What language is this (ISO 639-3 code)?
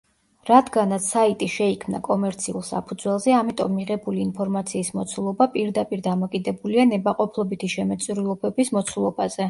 kat